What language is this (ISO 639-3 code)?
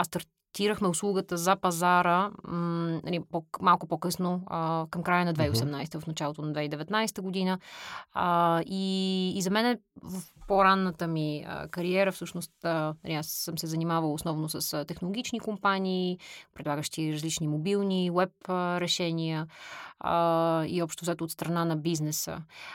bul